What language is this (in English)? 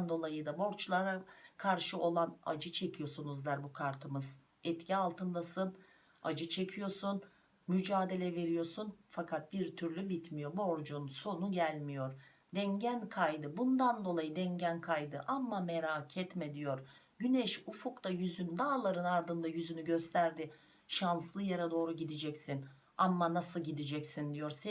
Turkish